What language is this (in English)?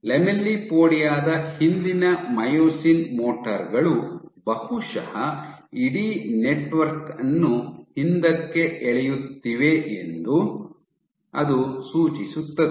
Kannada